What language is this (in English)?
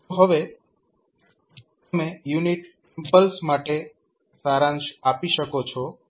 Gujarati